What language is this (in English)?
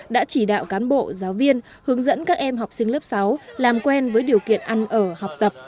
Vietnamese